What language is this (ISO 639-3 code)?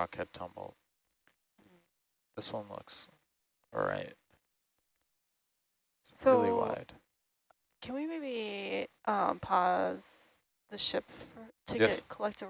eng